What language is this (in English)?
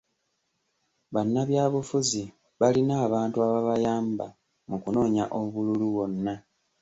Ganda